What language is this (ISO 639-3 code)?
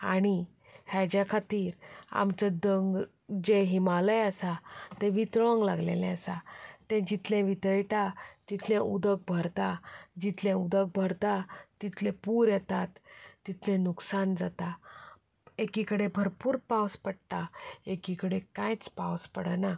kok